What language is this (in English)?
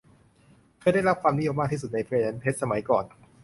Thai